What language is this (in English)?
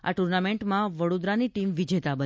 Gujarati